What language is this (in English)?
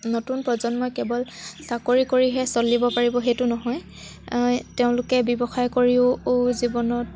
Assamese